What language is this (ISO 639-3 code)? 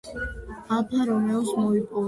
kat